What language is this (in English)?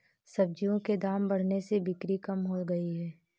Hindi